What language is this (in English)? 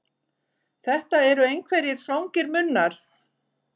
Icelandic